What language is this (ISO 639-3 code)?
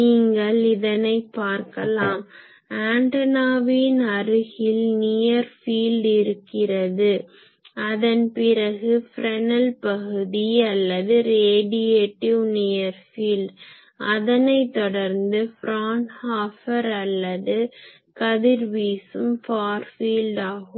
tam